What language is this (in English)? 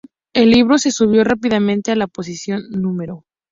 Spanish